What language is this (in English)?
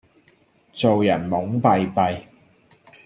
Cantonese